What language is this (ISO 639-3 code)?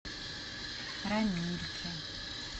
rus